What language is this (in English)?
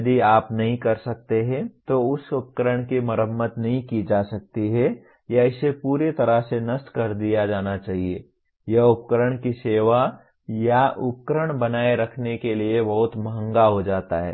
Hindi